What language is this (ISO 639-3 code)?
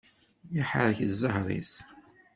kab